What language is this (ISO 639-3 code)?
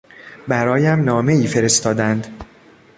fas